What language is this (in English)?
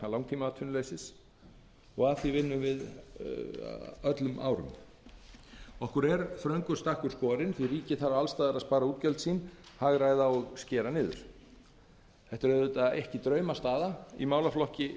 Icelandic